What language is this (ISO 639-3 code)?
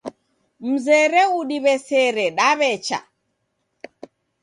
dav